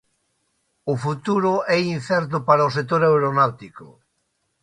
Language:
Galician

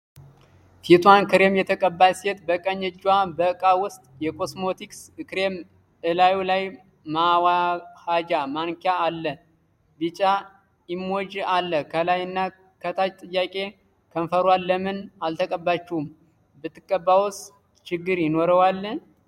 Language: Amharic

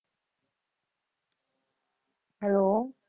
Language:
Punjabi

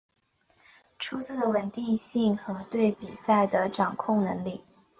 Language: Chinese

